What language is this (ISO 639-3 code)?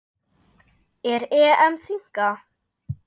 isl